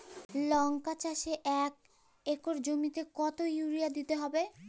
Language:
Bangla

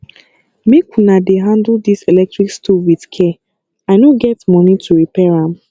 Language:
Nigerian Pidgin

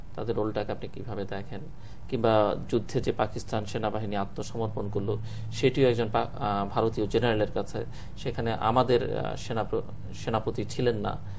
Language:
Bangla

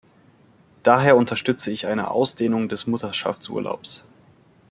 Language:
German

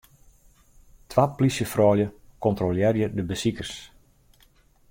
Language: Western Frisian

